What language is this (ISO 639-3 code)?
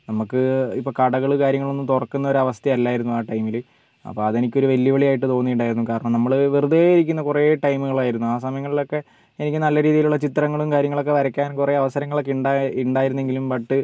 mal